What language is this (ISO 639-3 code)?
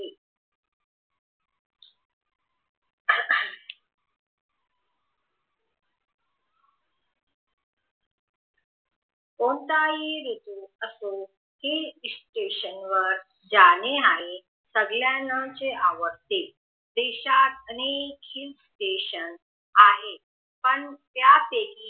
mar